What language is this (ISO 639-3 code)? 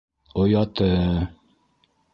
bak